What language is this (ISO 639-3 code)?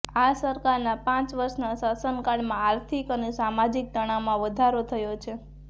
guj